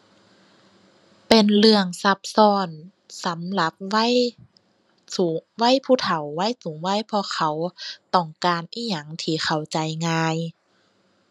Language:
Thai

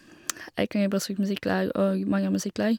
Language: Norwegian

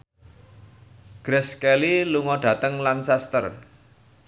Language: Javanese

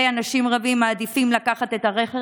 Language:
Hebrew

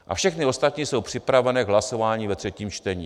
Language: Czech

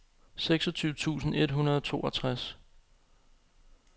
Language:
Danish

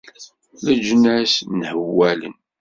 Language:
Kabyle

